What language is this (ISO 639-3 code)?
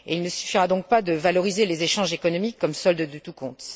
fra